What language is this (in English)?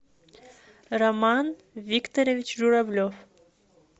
Russian